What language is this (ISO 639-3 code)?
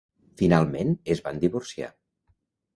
cat